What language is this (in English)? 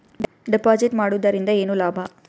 Kannada